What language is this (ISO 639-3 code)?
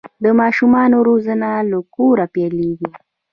pus